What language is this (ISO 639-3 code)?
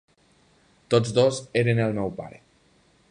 cat